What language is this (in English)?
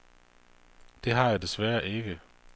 Danish